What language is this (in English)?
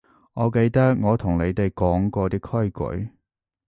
Cantonese